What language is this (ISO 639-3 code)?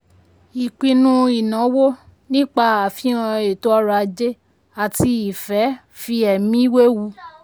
yor